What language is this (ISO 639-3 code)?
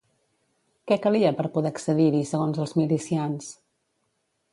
cat